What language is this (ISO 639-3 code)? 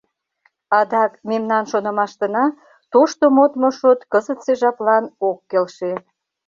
chm